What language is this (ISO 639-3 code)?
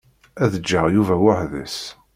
kab